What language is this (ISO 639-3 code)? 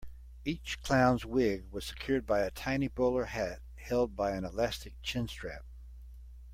eng